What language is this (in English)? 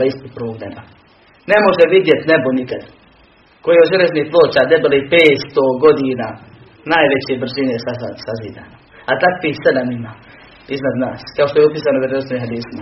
Croatian